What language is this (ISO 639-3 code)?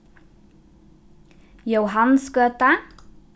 fao